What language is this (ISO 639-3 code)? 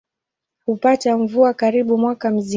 swa